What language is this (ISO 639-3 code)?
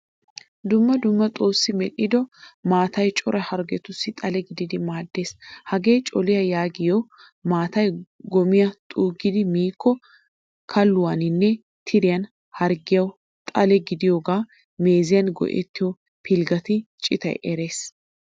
wal